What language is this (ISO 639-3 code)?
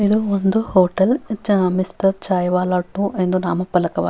kan